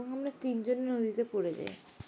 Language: Bangla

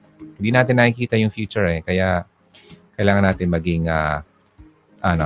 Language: Filipino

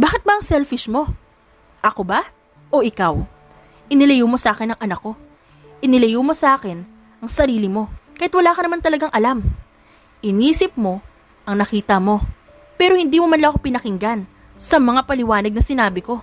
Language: Filipino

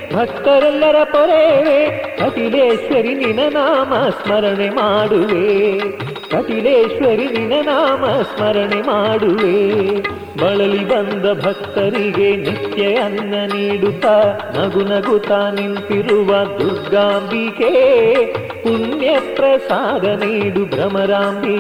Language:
Kannada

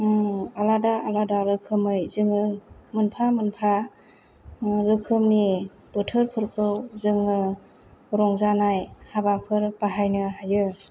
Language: Bodo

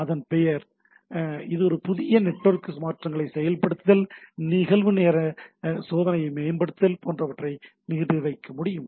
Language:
Tamil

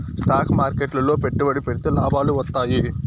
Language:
Telugu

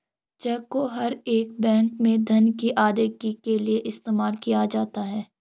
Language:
Hindi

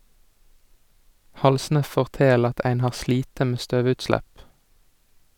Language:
Norwegian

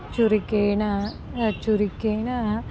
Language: Sanskrit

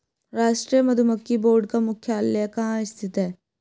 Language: Hindi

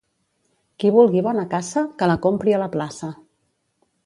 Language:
Catalan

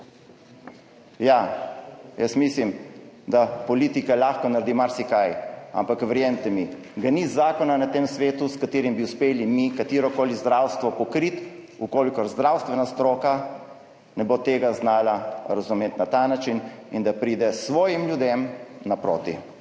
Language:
Slovenian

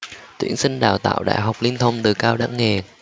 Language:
Vietnamese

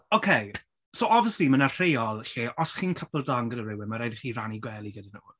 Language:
Welsh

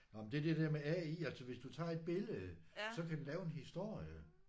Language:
Danish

